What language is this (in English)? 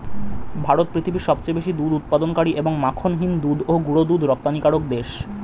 Bangla